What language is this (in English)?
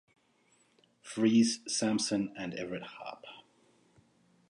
English